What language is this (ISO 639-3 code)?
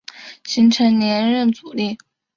zho